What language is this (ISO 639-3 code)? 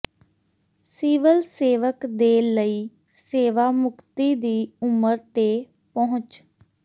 pan